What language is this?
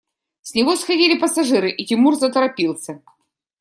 Russian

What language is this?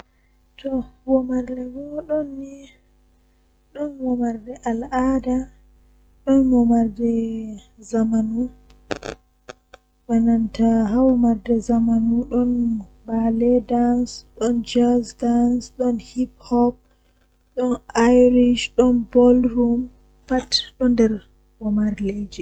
Western Niger Fulfulde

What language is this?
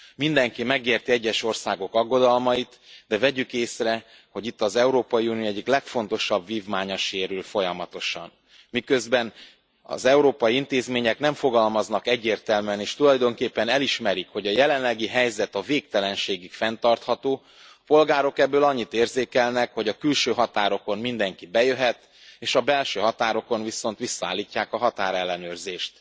Hungarian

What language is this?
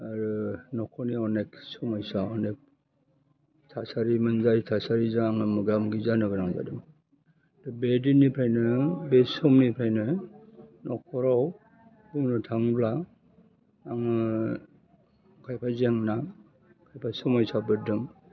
Bodo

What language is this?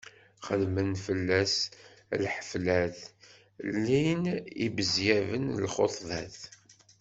Kabyle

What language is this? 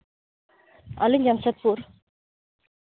Santali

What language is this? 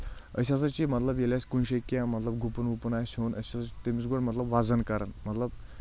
Kashmiri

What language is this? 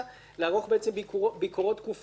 Hebrew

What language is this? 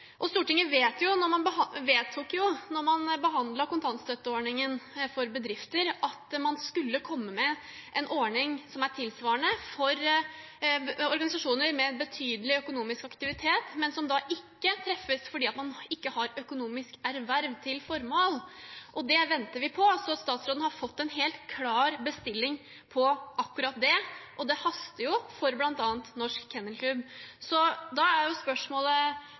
Norwegian Bokmål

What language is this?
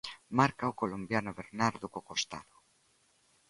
Galician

